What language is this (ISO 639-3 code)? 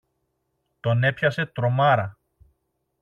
ell